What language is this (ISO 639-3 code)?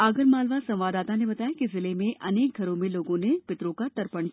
hin